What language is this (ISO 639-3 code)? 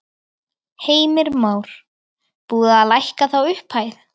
isl